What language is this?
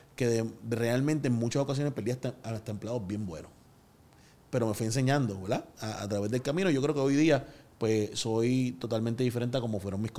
Spanish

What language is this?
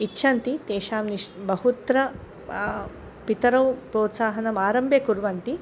Sanskrit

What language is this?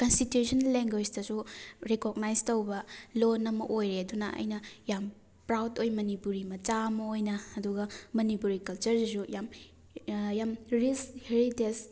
Manipuri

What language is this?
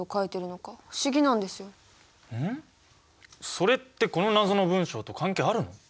Japanese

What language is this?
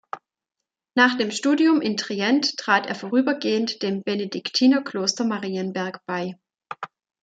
German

